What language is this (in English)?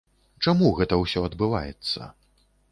Belarusian